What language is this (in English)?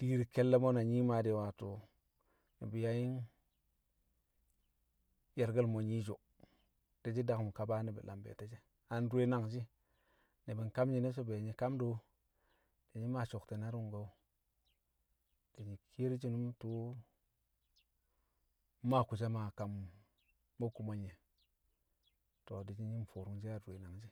Kamo